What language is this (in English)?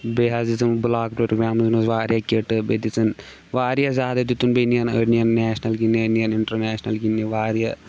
Kashmiri